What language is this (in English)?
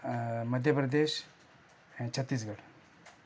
Sindhi